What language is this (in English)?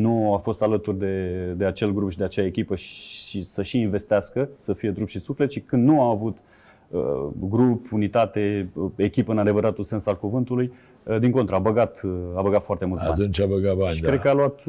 Romanian